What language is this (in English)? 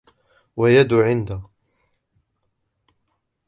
Arabic